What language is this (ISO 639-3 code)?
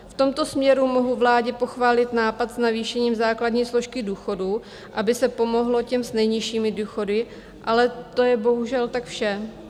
ces